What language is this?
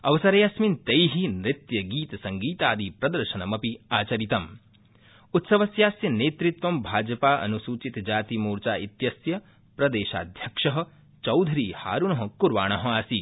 Sanskrit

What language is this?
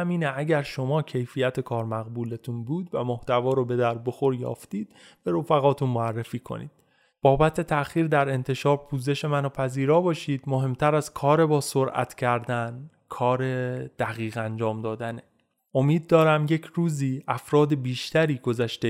Persian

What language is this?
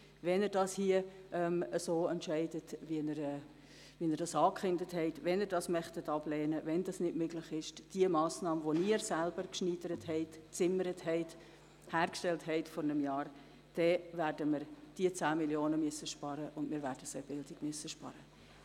Swiss German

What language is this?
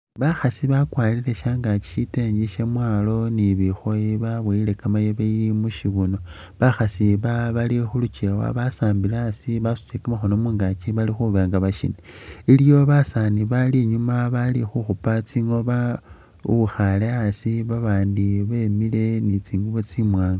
Masaaba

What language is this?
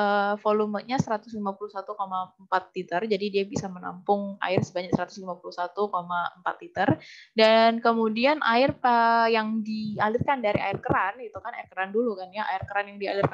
Indonesian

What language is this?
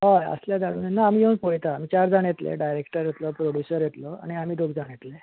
Konkani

